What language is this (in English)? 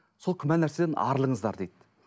Kazakh